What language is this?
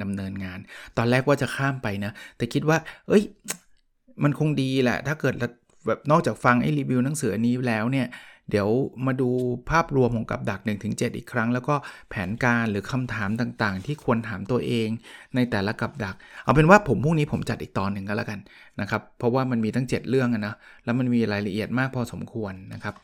Thai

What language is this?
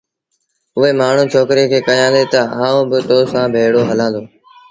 Sindhi Bhil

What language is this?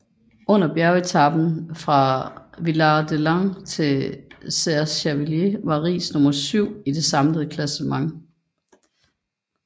Danish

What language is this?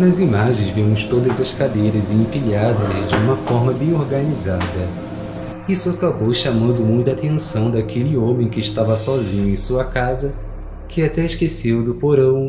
Portuguese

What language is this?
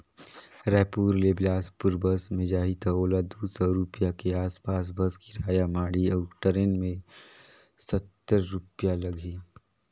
Chhattisgarhi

